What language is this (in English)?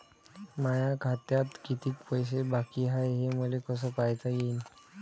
Marathi